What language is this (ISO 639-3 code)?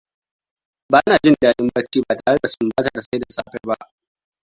hau